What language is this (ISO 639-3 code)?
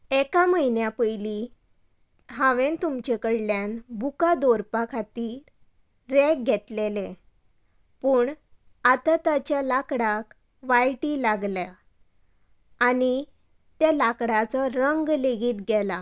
kok